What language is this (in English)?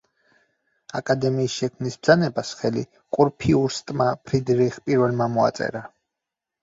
Georgian